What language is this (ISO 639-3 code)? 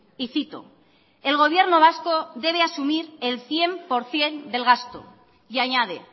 spa